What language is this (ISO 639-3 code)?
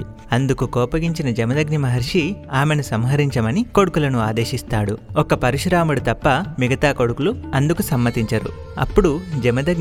tel